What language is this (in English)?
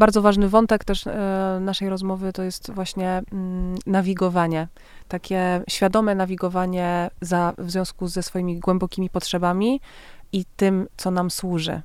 Polish